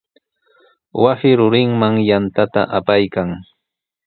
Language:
Sihuas Ancash Quechua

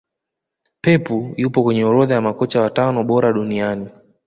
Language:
Swahili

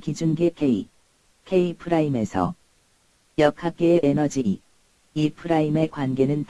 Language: Korean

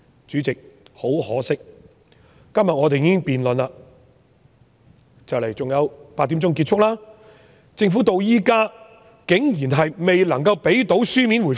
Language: Cantonese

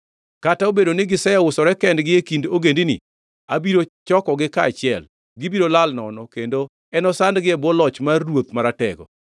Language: Luo (Kenya and Tanzania)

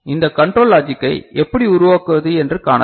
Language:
Tamil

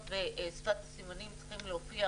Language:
Hebrew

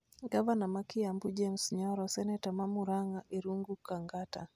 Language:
Luo (Kenya and Tanzania)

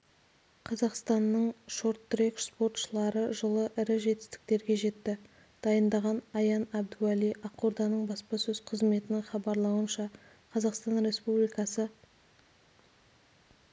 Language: Kazakh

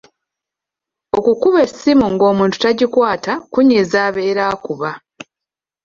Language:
Ganda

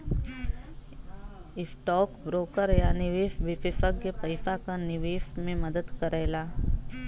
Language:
Bhojpuri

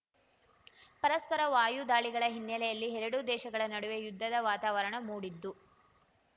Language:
Kannada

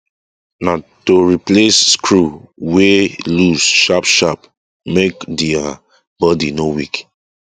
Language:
Nigerian Pidgin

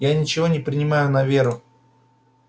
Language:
Russian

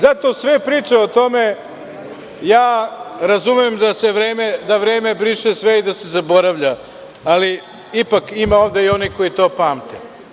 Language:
Serbian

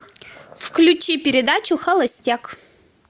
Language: Russian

